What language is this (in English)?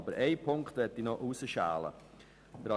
Swiss German